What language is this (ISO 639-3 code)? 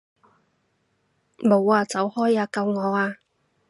yue